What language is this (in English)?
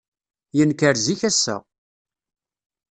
Kabyle